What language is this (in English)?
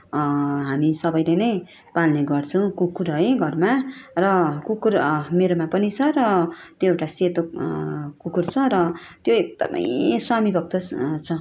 Nepali